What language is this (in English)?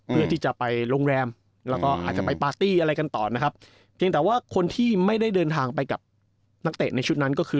Thai